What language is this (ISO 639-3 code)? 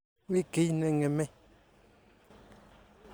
kln